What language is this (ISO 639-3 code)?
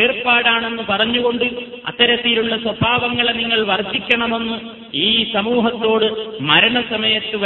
mal